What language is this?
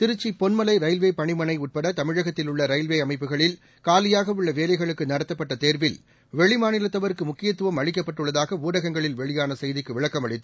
Tamil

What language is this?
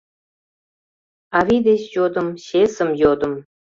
Mari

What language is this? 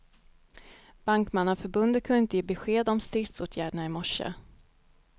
Swedish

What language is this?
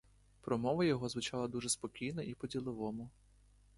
Ukrainian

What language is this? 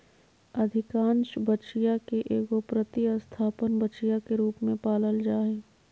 Magahi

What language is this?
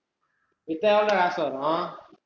Tamil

